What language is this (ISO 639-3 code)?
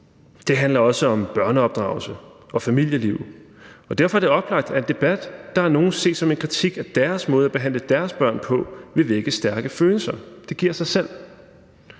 dan